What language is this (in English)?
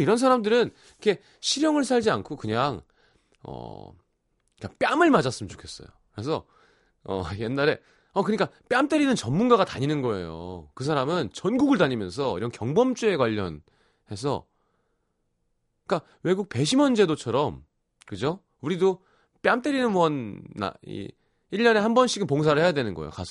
Korean